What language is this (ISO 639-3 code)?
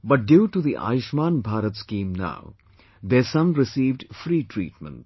eng